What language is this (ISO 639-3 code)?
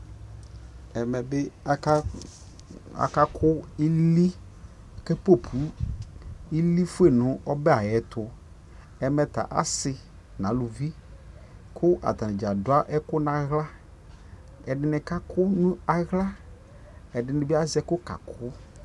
kpo